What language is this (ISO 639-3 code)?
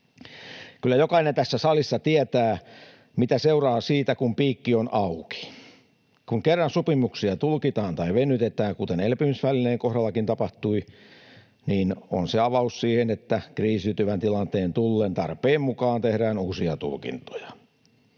fin